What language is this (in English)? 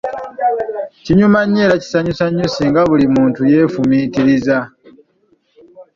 Ganda